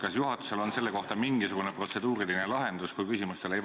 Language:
Estonian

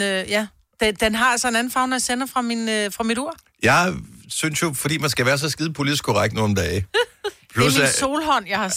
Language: Danish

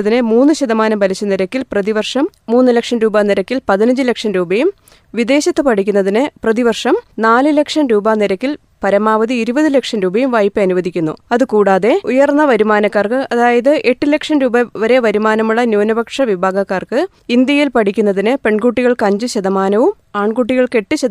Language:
Malayalam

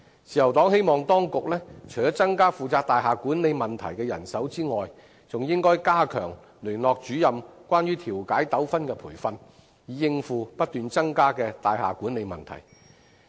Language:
Cantonese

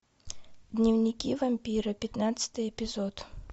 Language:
Russian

